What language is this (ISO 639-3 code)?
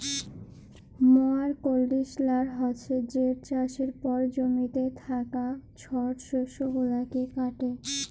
ben